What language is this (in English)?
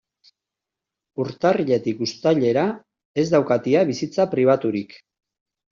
Basque